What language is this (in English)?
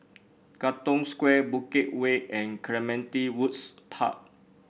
English